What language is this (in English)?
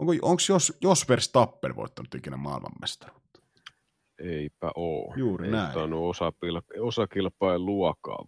Finnish